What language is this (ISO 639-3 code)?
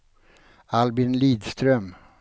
swe